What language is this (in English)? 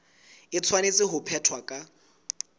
Southern Sotho